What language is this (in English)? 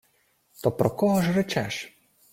Ukrainian